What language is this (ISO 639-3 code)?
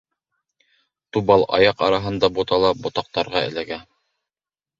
bak